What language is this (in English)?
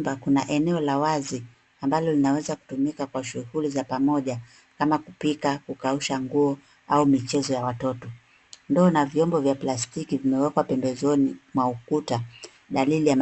Swahili